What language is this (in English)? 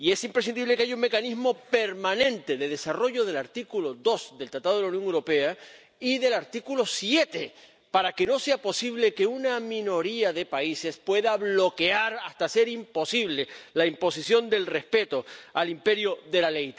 Spanish